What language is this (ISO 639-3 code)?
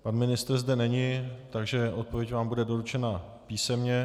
ces